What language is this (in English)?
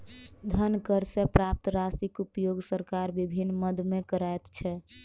Maithili